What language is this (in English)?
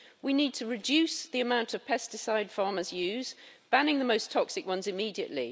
English